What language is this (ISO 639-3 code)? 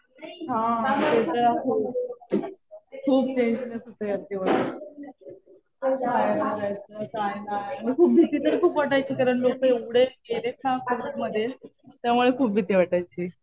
mar